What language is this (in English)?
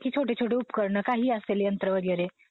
Marathi